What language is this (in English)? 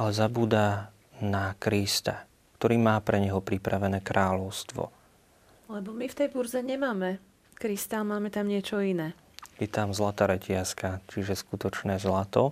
Slovak